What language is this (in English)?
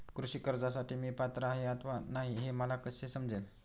Marathi